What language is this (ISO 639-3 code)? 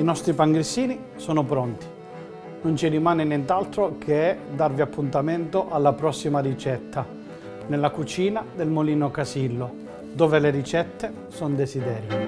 ita